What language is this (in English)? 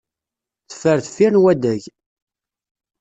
Kabyle